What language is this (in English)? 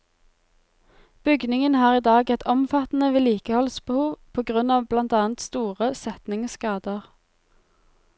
Norwegian